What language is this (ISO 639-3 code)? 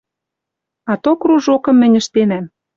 mrj